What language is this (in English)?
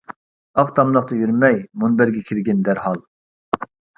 Uyghur